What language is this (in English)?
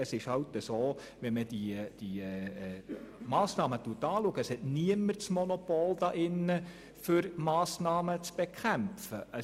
Swiss German